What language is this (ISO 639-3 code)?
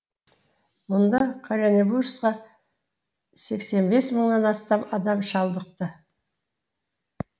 kaz